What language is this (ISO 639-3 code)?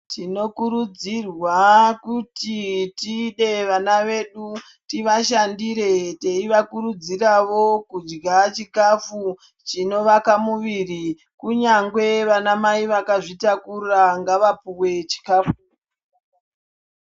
ndc